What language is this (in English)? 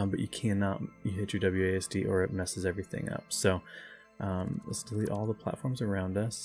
English